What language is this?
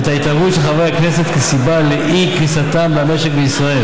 Hebrew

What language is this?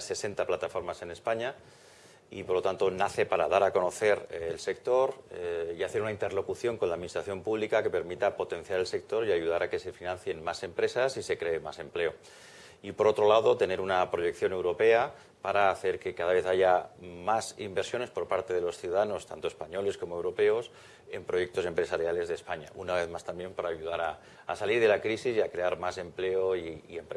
Spanish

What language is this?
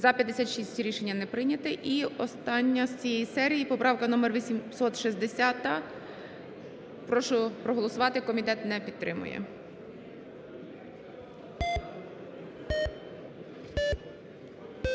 Ukrainian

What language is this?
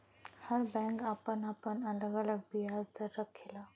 Bhojpuri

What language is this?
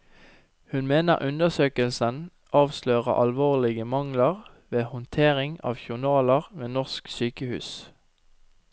Norwegian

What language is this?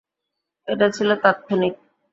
Bangla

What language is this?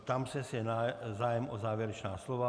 Czech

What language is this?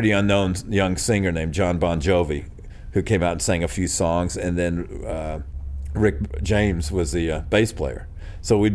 English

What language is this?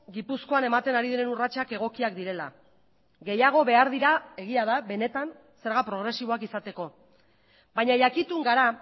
Basque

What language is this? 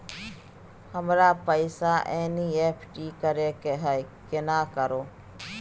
Maithili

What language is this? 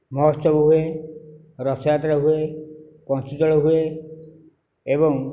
Odia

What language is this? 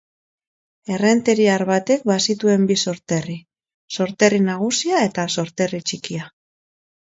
Basque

